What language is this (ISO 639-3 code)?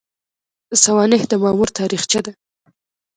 pus